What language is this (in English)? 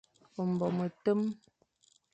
Fang